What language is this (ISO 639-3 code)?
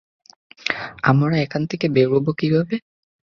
ben